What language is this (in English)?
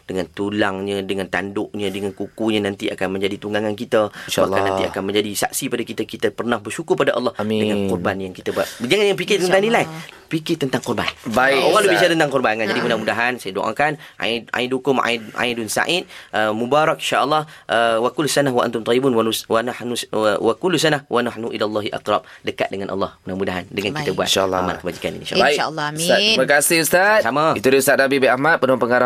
Malay